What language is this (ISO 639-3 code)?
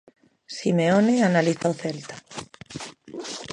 glg